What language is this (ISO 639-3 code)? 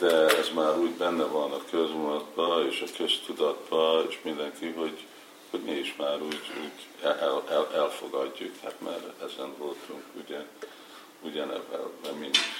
hun